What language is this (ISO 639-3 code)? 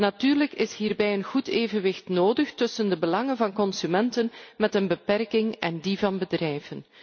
nld